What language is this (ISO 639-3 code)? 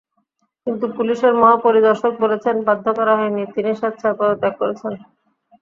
ben